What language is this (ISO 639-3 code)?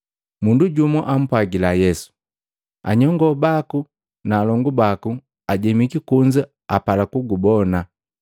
mgv